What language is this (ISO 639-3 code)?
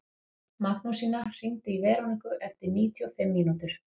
isl